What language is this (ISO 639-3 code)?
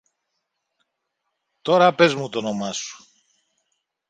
ell